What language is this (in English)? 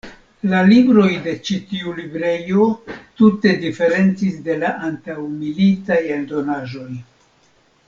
Esperanto